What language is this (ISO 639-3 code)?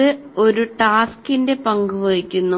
mal